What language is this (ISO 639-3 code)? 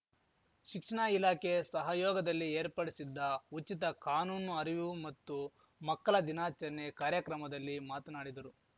kan